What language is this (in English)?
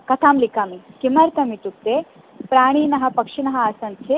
Sanskrit